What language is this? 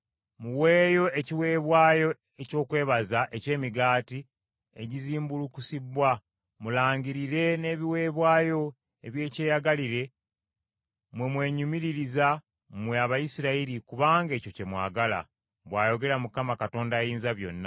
Ganda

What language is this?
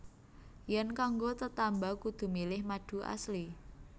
Javanese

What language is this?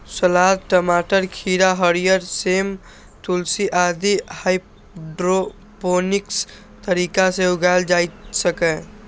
Maithili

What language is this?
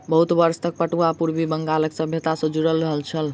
Maithili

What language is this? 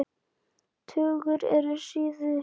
Icelandic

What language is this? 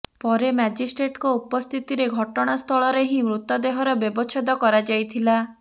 Odia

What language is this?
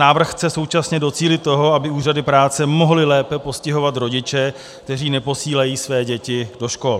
Czech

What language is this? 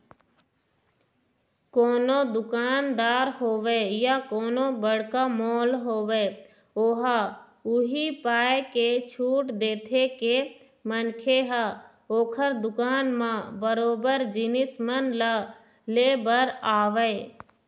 Chhattisgarhi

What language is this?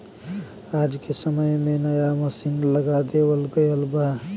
Bhojpuri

